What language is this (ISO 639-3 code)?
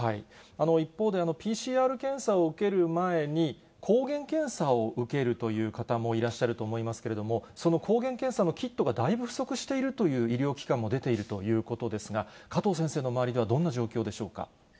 jpn